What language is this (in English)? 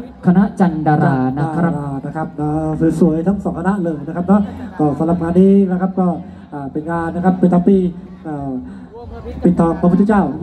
Thai